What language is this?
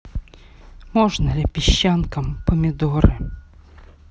Russian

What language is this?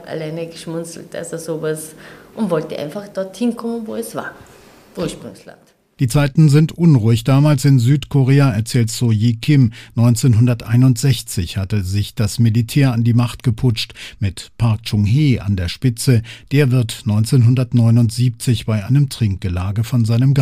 German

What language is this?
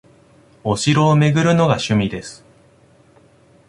Japanese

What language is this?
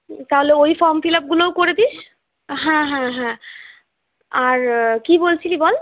Bangla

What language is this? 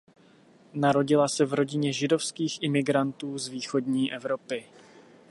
Czech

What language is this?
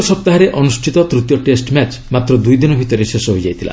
Odia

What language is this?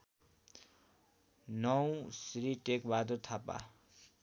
Nepali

